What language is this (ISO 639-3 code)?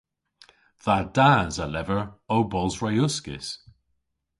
cor